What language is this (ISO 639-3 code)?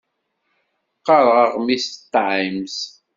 kab